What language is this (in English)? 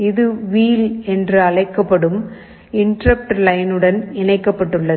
Tamil